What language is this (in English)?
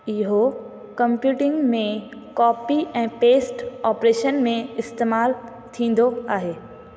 Sindhi